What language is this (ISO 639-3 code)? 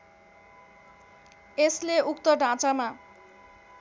nep